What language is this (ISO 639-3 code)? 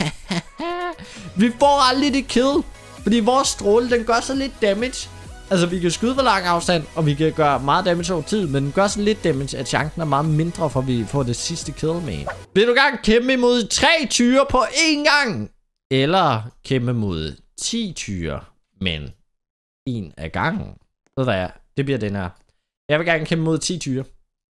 dan